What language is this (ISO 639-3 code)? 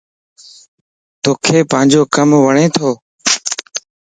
lss